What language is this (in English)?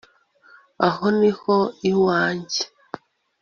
Kinyarwanda